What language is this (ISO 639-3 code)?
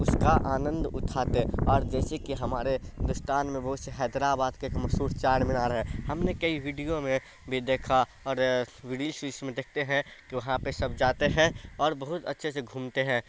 urd